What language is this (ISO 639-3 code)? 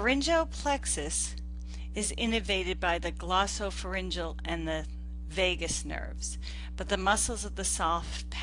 eng